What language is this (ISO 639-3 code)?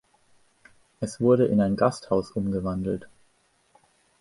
deu